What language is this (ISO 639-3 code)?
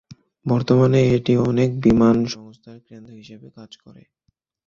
ben